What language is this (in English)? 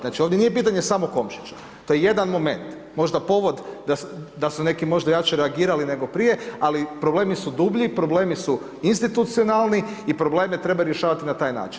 Croatian